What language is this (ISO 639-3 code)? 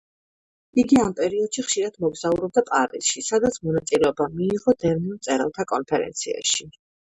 kat